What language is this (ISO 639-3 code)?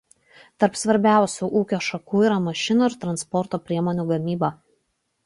lit